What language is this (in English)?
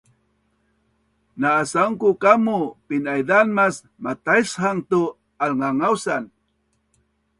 Bunun